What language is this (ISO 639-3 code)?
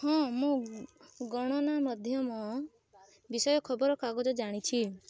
ori